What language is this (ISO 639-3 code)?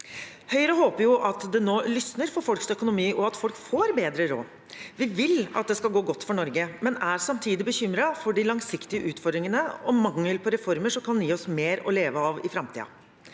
nor